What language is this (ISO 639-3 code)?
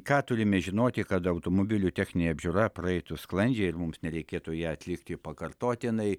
lit